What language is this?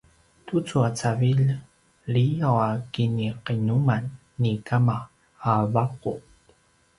Paiwan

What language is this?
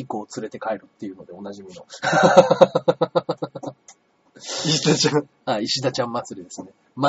Japanese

